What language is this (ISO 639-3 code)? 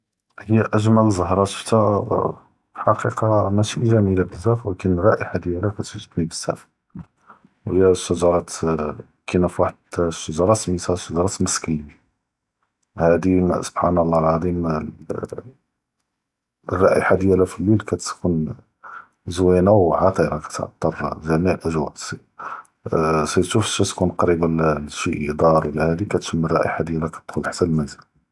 jrb